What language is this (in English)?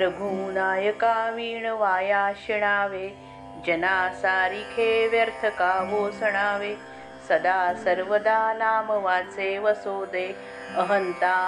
Marathi